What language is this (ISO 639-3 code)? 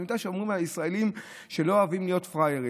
heb